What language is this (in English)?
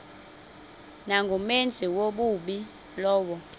Xhosa